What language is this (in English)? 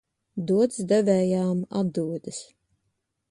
Latvian